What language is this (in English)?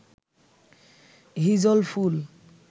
Bangla